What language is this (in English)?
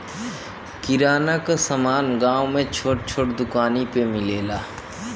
Bhojpuri